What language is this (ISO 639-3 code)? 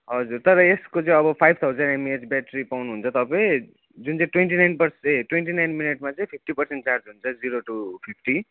nep